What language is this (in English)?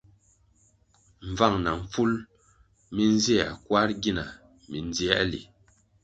Kwasio